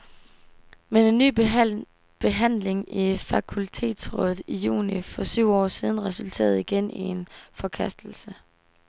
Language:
Danish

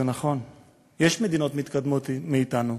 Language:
Hebrew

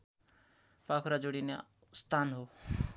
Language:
Nepali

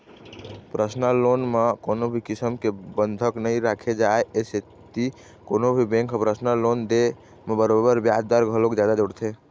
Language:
Chhattisgarhi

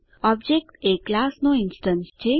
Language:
Gujarati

